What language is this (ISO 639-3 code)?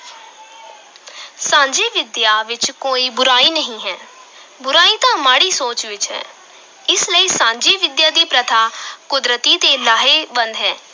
pan